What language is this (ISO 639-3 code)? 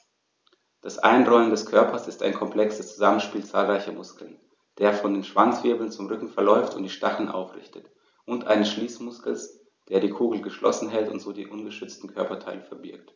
deu